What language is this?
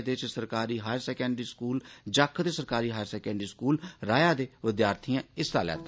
Dogri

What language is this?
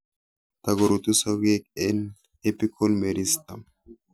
Kalenjin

